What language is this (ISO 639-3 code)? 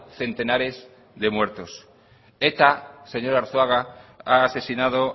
spa